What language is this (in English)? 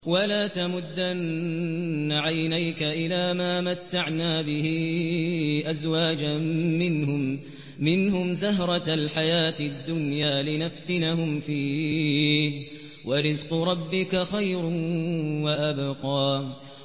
Arabic